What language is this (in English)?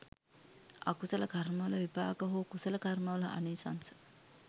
Sinhala